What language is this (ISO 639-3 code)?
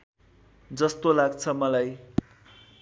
nep